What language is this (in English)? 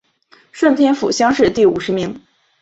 Chinese